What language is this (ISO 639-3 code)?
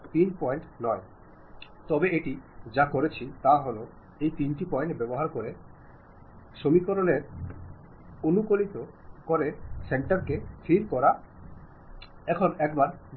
mal